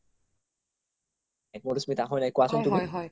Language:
Assamese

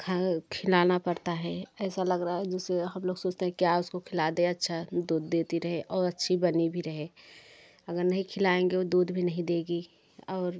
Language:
Hindi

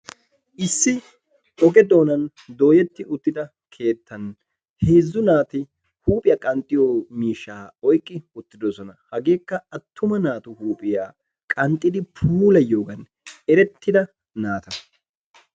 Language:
Wolaytta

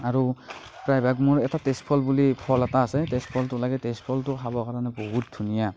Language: Assamese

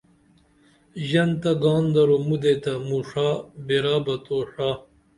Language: Dameli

